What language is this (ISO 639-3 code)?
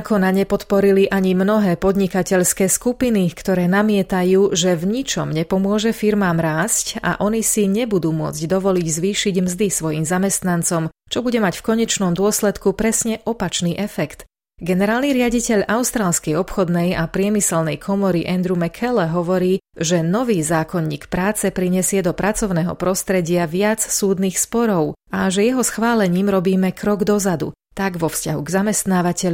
slk